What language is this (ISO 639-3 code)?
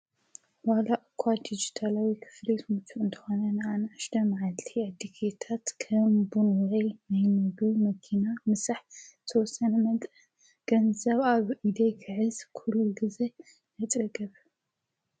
tir